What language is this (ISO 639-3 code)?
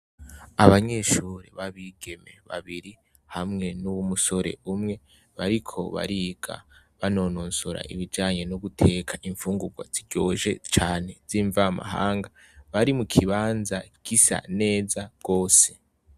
run